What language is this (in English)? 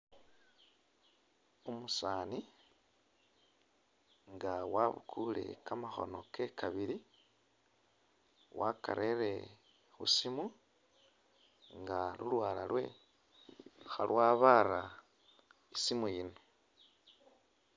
Masaaba